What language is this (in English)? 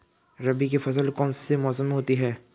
Hindi